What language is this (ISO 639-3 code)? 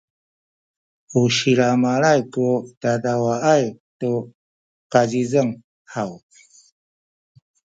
szy